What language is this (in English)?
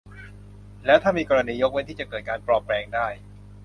Thai